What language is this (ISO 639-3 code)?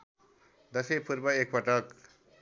nep